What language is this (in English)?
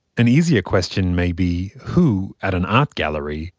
English